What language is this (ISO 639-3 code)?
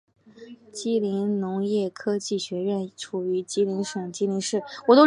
zho